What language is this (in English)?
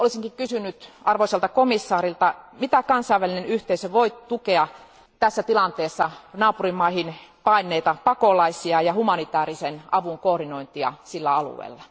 Finnish